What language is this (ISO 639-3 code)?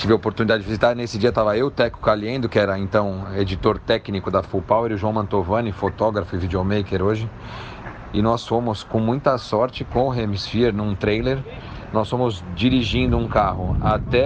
por